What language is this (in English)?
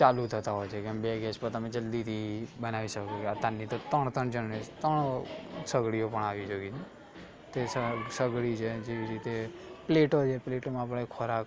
Gujarati